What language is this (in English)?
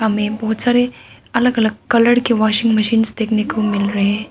Hindi